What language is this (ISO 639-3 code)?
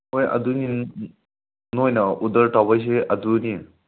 mni